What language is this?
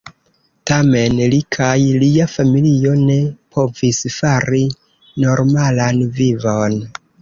Esperanto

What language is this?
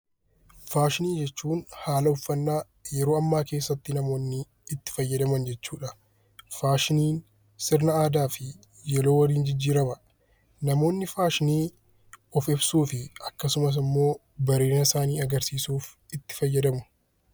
Oromo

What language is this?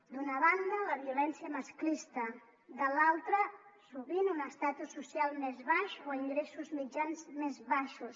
Catalan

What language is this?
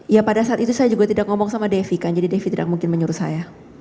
Indonesian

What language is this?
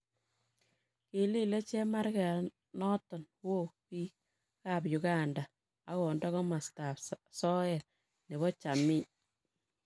Kalenjin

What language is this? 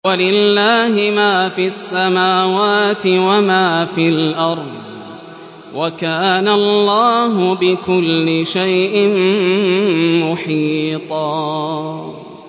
Arabic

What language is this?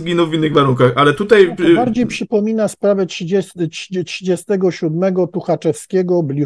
Polish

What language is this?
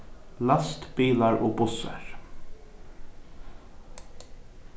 Faroese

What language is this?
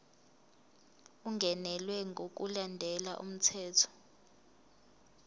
Zulu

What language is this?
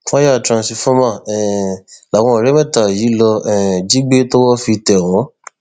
Yoruba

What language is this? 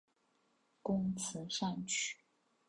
Chinese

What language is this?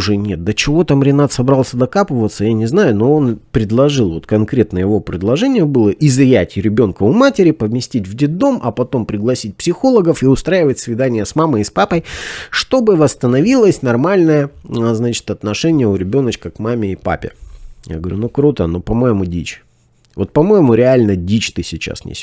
Russian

